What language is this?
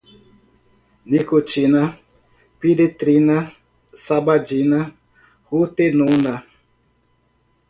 Portuguese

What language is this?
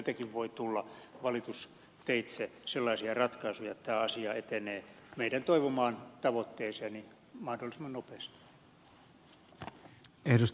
Finnish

